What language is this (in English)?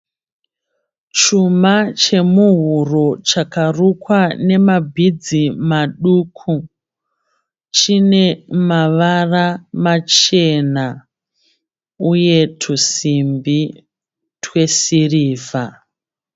Shona